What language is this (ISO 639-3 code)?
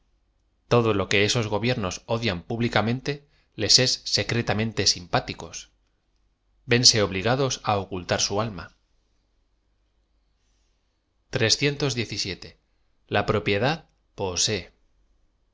spa